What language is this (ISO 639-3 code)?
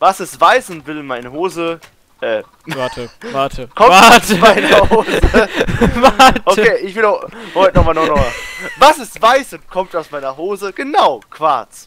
deu